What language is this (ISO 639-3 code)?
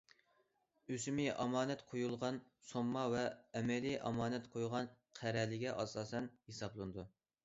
uig